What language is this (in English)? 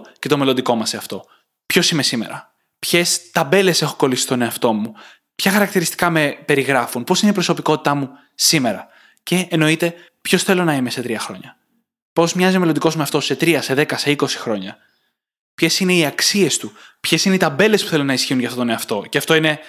Greek